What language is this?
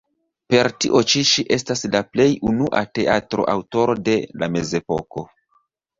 Esperanto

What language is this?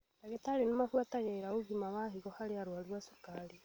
Kikuyu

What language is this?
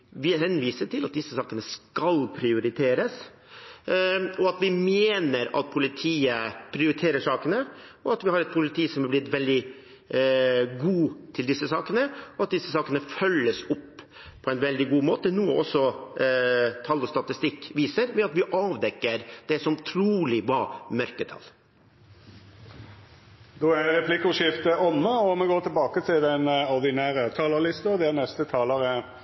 Norwegian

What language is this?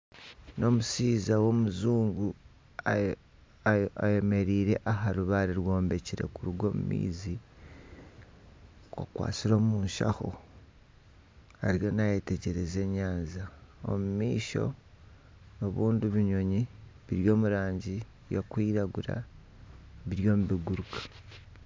Nyankole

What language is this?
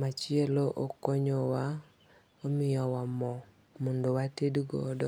Luo (Kenya and Tanzania)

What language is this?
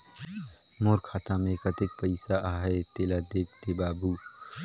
Chhattisgarhi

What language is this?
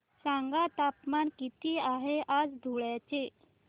Marathi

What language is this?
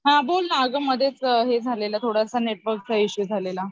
Marathi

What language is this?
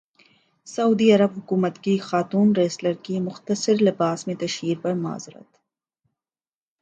Urdu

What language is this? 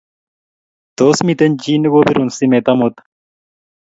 Kalenjin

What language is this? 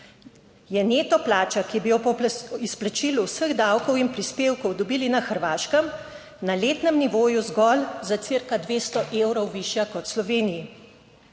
Slovenian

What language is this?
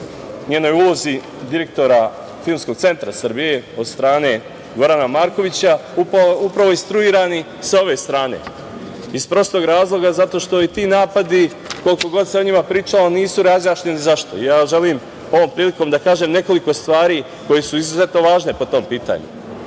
Serbian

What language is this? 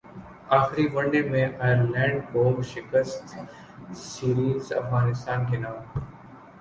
Urdu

